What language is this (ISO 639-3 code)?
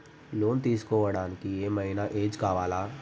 tel